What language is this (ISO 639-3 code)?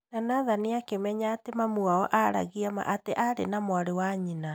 kik